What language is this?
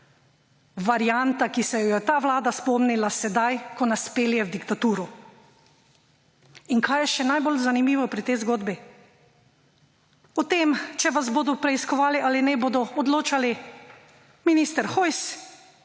Slovenian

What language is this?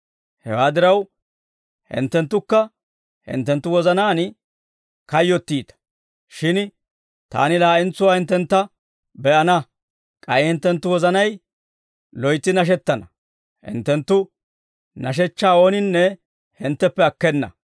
Dawro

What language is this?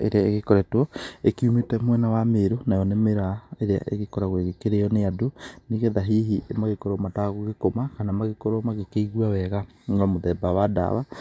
Kikuyu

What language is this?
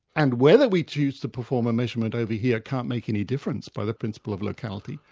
English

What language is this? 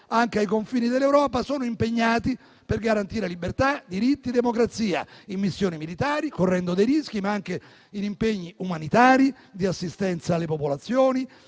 Italian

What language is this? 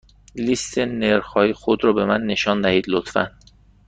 Persian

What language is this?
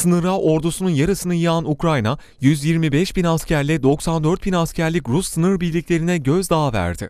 Turkish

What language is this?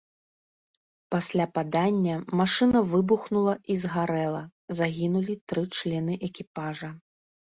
Belarusian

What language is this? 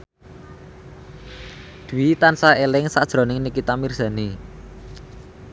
Javanese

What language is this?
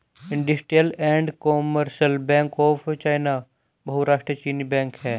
Hindi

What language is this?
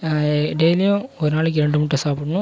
Tamil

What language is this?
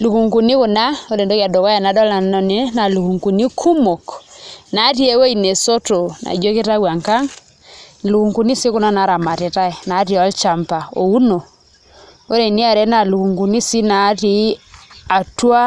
Masai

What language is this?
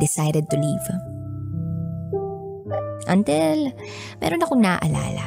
Filipino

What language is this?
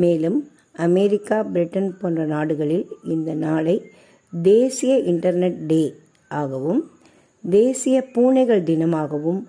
Tamil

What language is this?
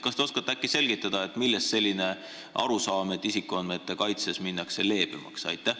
Estonian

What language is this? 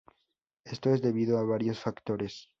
Spanish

